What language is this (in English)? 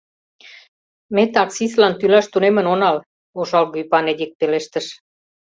Mari